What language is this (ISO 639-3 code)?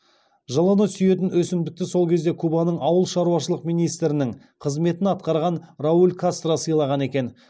kaz